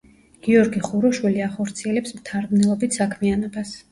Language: Georgian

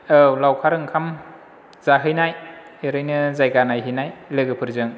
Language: Bodo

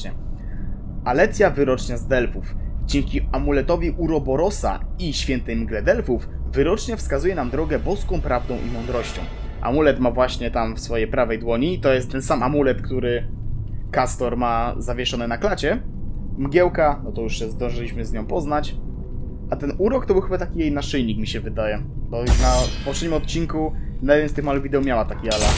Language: Polish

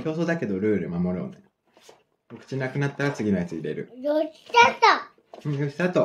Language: Japanese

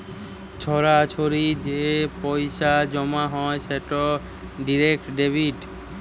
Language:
Bangla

